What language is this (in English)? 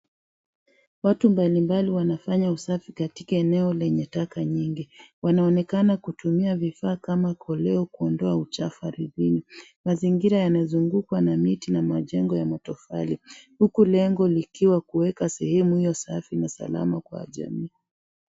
Swahili